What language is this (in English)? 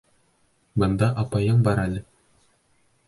Bashkir